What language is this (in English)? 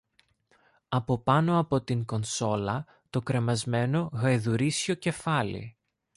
Greek